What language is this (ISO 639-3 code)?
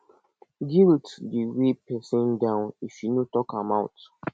pcm